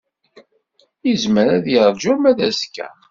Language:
Kabyle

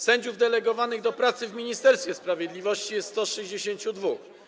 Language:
Polish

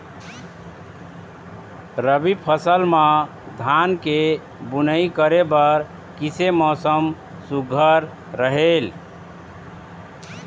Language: Chhattisgarhi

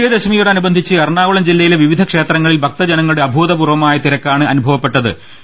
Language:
Malayalam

